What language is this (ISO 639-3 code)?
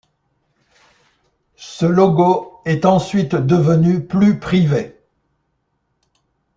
fra